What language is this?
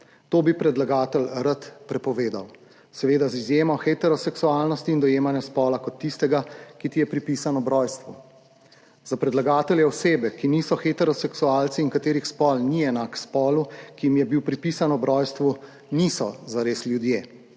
Slovenian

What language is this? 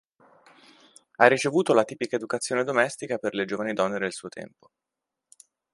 Italian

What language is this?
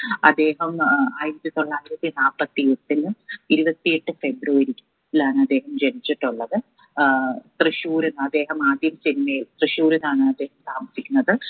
Malayalam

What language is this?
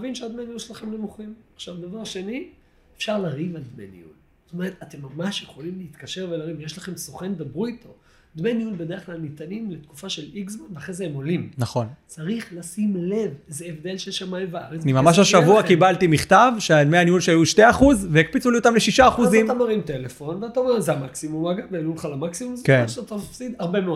Hebrew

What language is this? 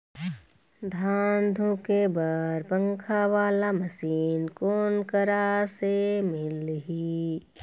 Chhattisgarhi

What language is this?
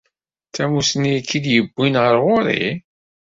Kabyle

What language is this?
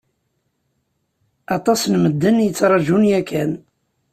Kabyle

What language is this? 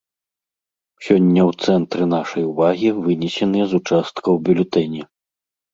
Belarusian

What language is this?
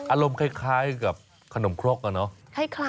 Thai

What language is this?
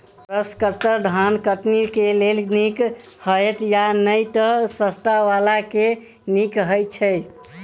Maithili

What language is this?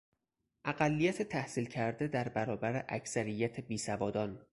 Persian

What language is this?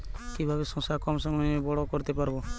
Bangla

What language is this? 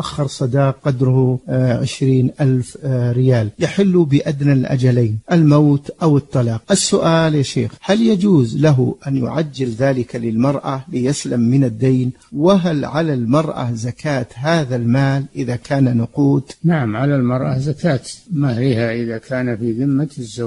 Arabic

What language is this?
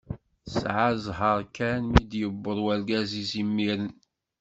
Kabyle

